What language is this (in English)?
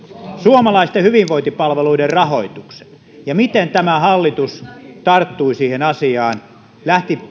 Finnish